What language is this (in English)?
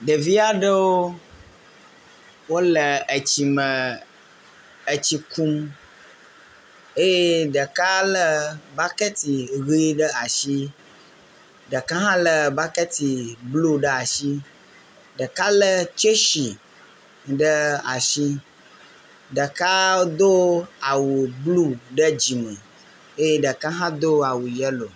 Ewe